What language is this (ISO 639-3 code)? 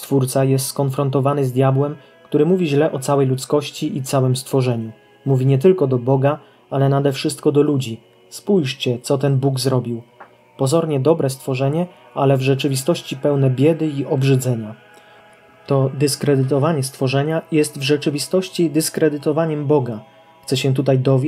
pol